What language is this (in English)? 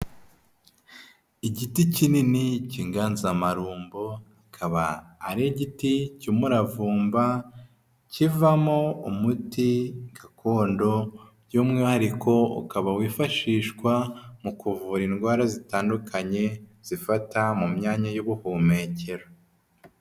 Kinyarwanda